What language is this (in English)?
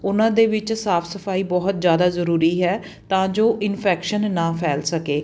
Punjabi